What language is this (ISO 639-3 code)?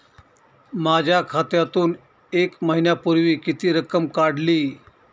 mar